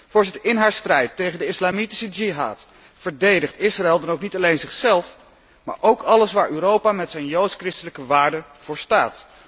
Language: Dutch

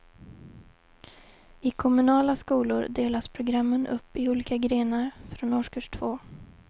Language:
Swedish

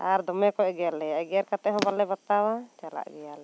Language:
Santali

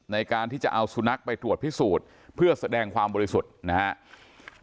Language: Thai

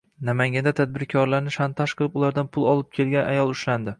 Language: Uzbek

